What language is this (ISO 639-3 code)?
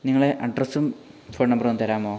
mal